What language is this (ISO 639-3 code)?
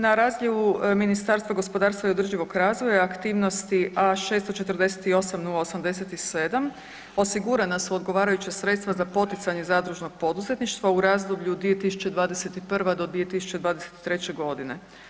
hrv